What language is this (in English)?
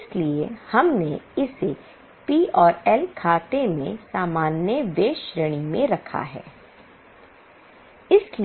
Hindi